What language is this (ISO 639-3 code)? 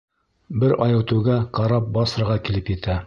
bak